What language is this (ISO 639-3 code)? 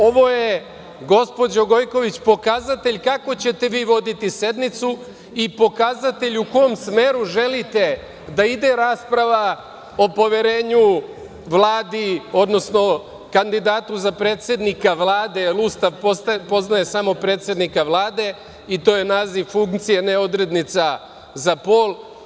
srp